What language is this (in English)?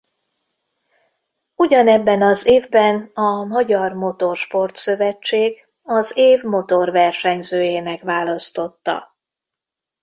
Hungarian